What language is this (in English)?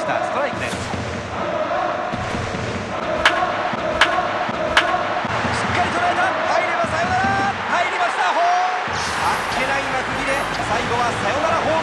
Japanese